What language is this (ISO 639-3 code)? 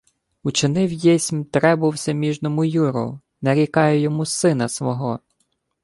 ukr